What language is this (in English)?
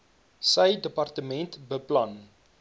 Afrikaans